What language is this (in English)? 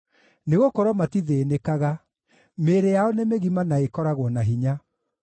Kikuyu